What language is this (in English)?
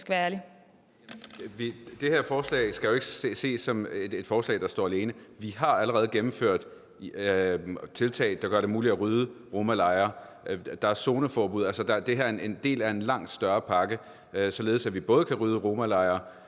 Danish